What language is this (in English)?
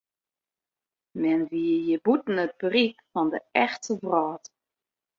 Western Frisian